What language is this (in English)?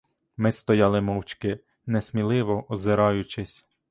Ukrainian